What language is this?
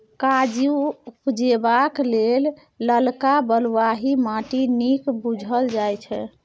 Maithili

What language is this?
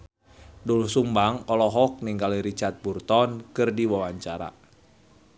Sundanese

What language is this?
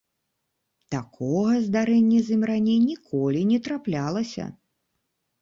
Belarusian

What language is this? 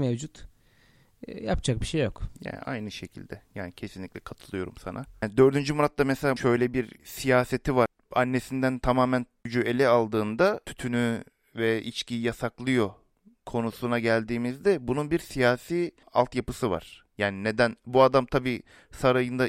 Turkish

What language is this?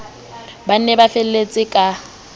Southern Sotho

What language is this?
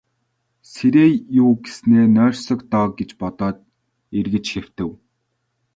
Mongolian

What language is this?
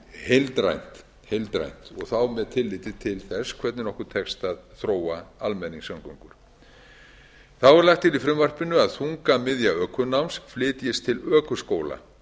Icelandic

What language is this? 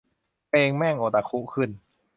Thai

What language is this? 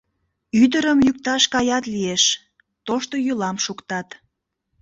Mari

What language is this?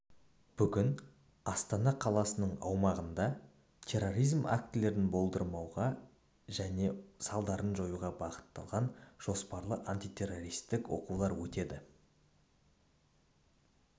Kazakh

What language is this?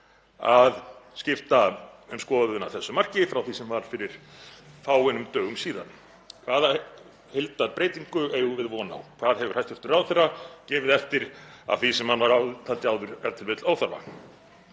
Icelandic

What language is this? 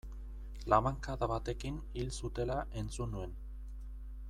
Basque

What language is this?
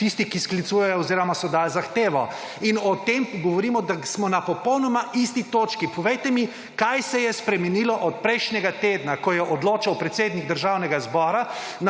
Slovenian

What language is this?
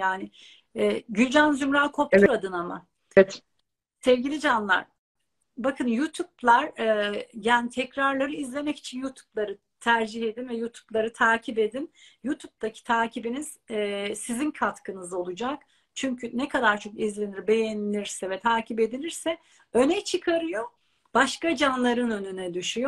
Turkish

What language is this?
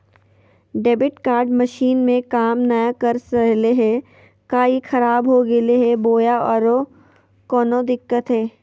Magahi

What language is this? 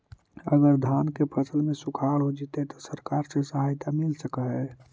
Magahi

